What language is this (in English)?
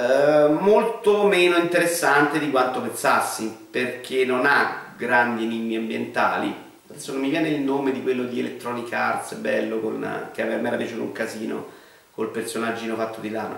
Italian